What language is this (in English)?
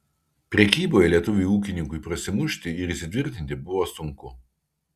Lithuanian